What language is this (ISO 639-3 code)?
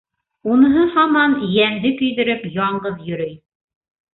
bak